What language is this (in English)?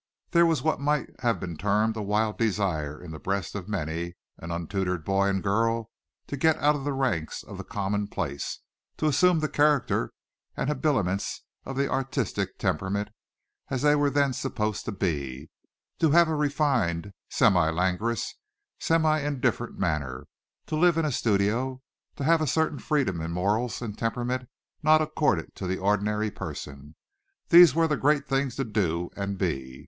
English